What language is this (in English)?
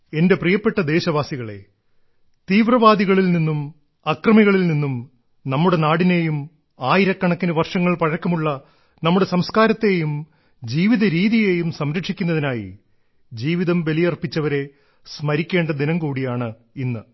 Malayalam